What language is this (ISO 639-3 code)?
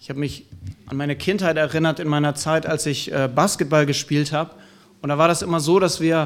deu